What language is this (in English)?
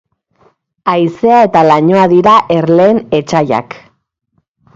Basque